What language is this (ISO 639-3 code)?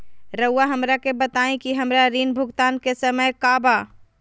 mag